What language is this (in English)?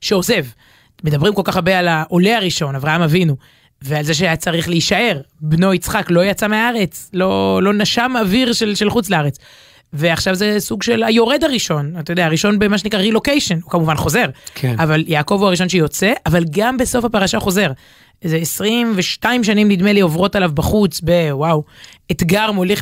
Hebrew